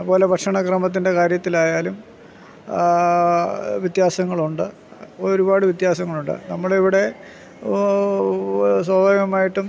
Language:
Malayalam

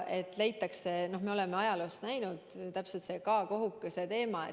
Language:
Estonian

